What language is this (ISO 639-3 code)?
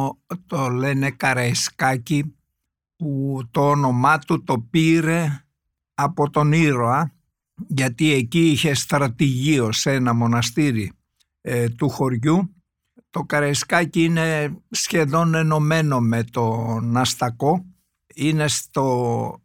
ell